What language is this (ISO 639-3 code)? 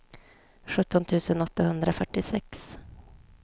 swe